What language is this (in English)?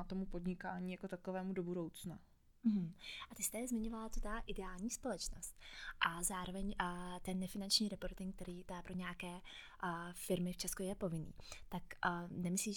Czech